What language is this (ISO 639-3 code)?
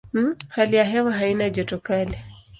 swa